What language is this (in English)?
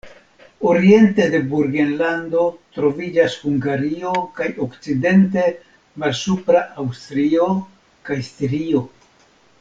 Esperanto